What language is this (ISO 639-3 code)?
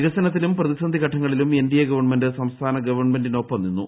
mal